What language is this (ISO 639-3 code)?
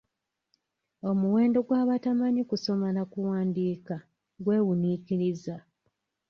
lug